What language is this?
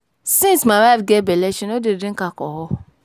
Nigerian Pidgin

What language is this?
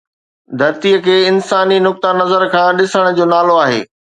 Sindhi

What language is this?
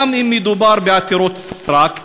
Hebrew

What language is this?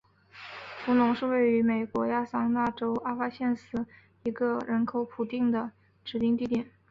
Chinese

